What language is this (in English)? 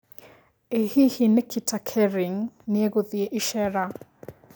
Kikuyu